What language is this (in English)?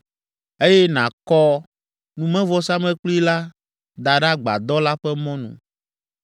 Ewe